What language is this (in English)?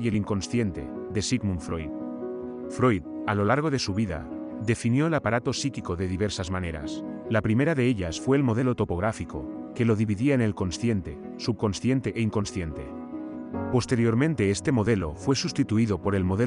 Spanish